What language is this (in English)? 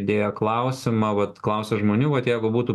Lithuanian